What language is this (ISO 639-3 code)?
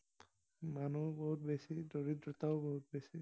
asm